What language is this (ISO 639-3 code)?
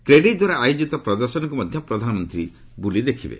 ori